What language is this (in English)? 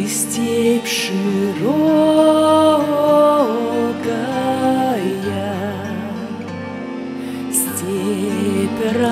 Romanian